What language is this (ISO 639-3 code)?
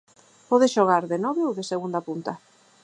glg